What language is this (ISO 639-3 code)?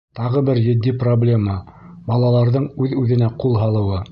bak